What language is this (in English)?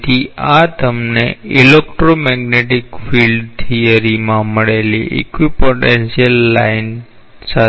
Gujarati